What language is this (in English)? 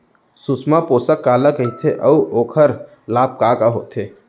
Chhattisgarhi